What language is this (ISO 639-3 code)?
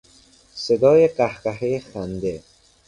fas